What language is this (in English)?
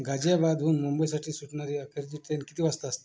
Marathi